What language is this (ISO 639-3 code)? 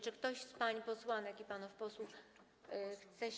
pol